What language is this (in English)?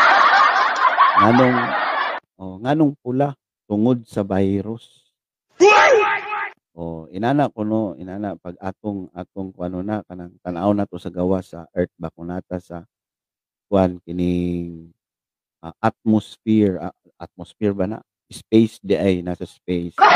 Filipino